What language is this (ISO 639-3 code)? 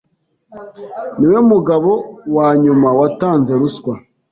kin